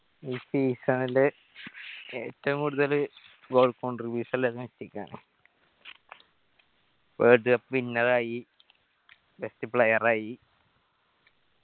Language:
Malayalam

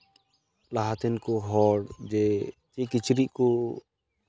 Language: Santali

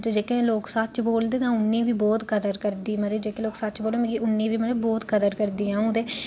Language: Dogri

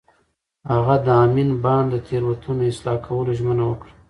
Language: Pashto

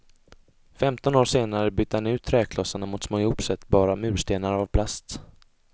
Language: Swedish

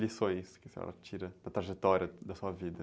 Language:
Portuguese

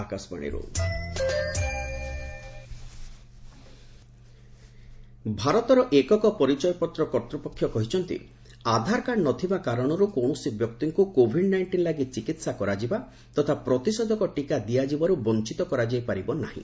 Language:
Odia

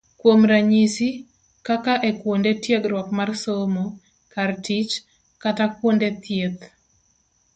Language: Luo (Kenya and Tanzania)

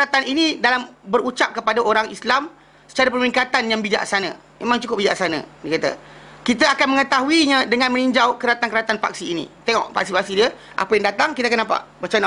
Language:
Malay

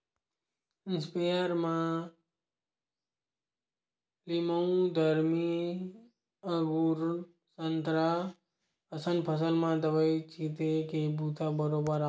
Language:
Chhattisgarhi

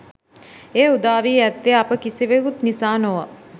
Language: Sinhala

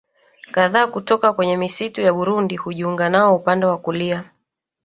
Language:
Swahili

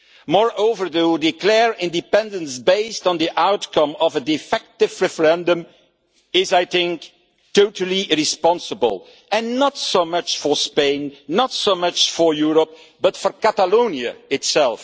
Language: English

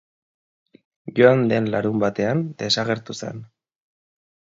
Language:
Basque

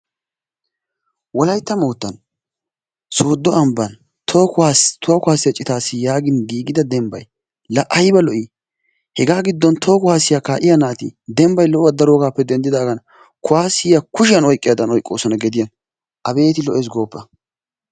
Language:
Wolaytta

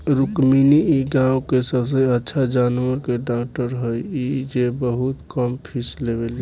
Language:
Bhojpuri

